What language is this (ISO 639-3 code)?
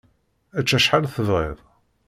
kab